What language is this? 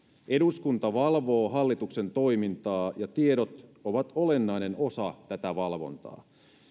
Finnish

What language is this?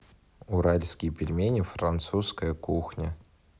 Russian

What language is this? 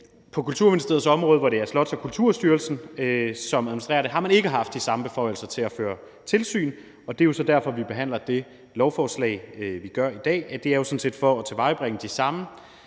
Danish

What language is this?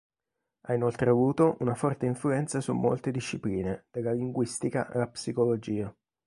Italian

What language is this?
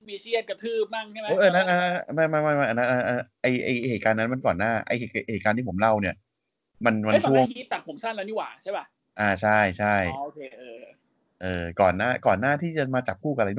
Thai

